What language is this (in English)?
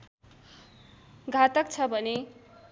Nepali